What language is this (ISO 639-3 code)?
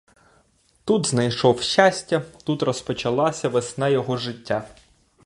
ukr